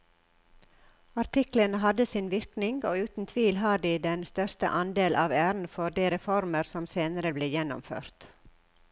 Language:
Norwegian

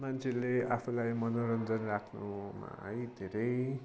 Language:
Nepali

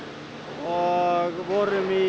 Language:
Icelandic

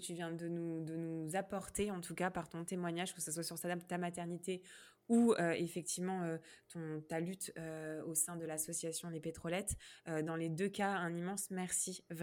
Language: French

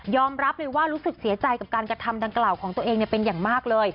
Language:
Thai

